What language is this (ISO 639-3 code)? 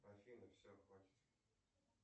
rus